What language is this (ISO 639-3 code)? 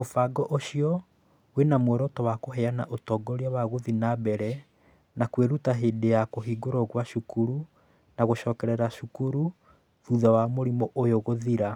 kik